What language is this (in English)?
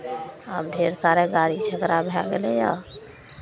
Maithili